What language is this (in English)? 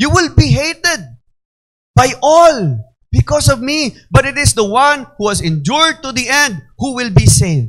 Filipino